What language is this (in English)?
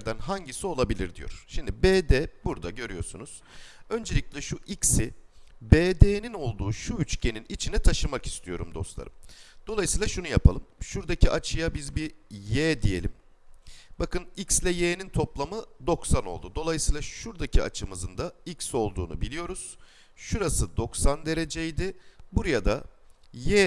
Turkish